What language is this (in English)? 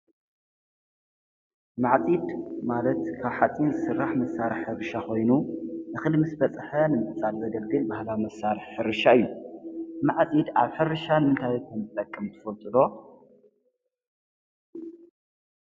Tigrinya